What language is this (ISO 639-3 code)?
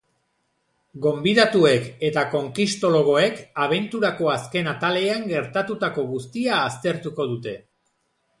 eus